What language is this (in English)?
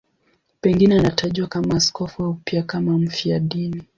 Swahili